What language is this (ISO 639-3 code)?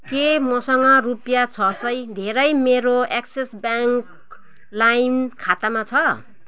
nep